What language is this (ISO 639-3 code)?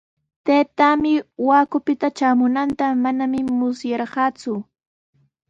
qws